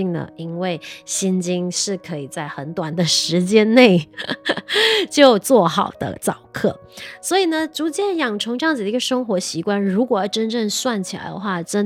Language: Chinese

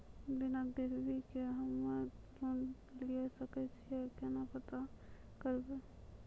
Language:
Maithili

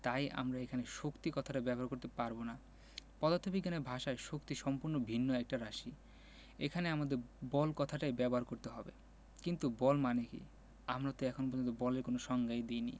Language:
Bangla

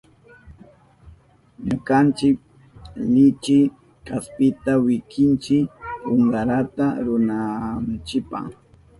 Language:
Southern Pastaza Quechua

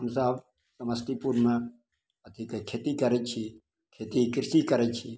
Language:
Maithili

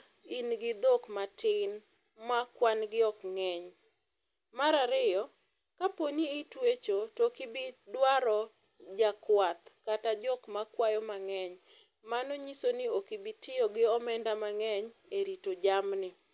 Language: Luo (Kenya and Tanzania)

